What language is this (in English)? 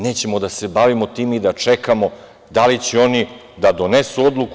Serbian